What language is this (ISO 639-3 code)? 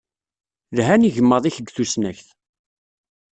kab